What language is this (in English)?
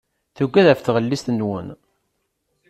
Kabyle